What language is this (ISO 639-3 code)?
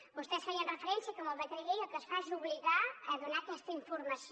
cat